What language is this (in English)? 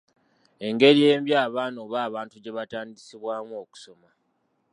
Ganda